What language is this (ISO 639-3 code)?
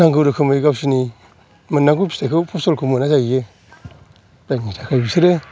brx